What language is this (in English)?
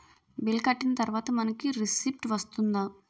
Telugu